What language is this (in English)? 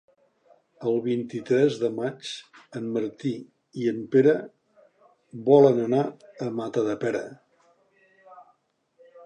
Catalan